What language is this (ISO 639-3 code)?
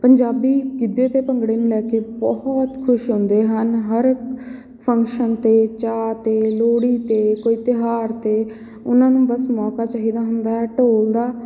pan